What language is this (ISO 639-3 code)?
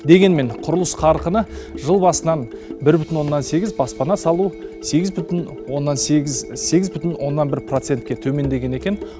kaz